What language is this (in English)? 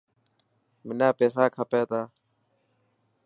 Dhatki